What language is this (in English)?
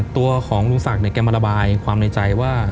Thai